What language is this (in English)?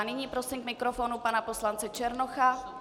Czech